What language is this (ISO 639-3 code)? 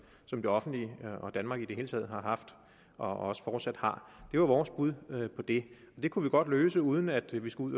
dan